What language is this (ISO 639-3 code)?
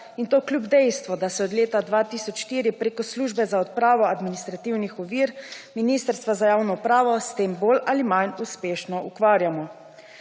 slv